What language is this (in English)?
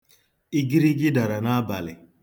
Igbo